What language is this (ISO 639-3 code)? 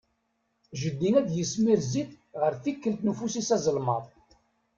kab